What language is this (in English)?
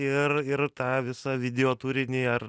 Lithuanian